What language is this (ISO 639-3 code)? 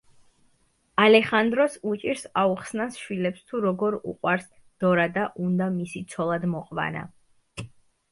kat